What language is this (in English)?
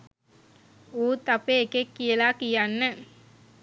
Sinhala